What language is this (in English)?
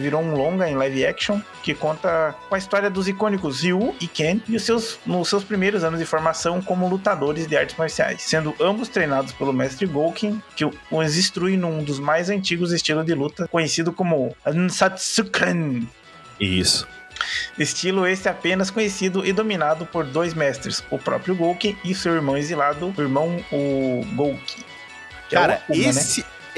Portuguese